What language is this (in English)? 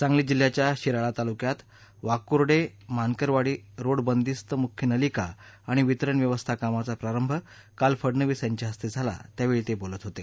Marathi